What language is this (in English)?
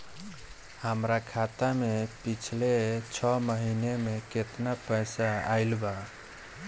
Bhojpuri